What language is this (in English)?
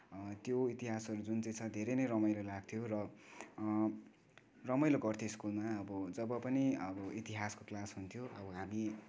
Nepali